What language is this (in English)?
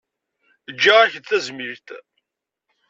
Kabyle